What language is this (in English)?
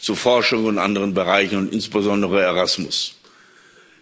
German